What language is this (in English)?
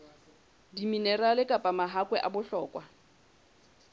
Southern Sotho